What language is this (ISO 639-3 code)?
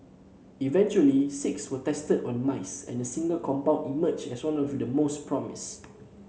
eng